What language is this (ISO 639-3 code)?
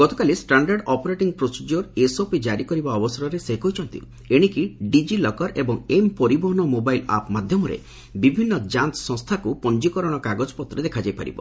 ori